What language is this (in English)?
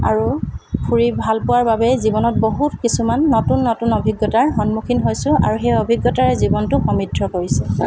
Assamese